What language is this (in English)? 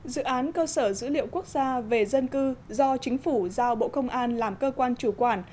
Vietnamese